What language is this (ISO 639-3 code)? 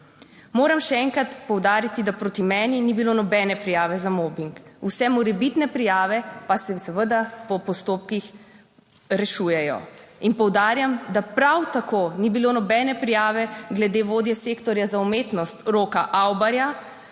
slv